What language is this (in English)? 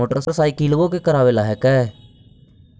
Magahi